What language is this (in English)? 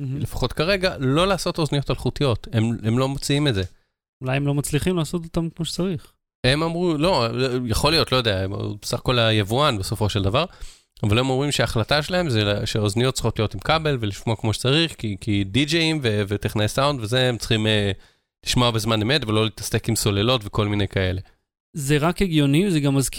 Hebrew